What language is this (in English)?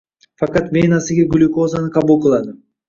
Uzbek